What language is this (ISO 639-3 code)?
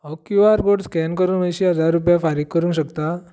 kok